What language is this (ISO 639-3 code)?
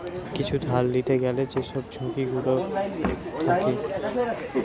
ben